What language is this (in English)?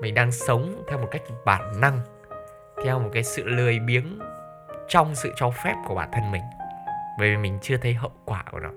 Vietnamese